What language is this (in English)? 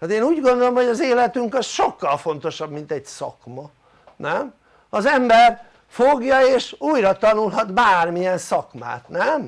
Hungarian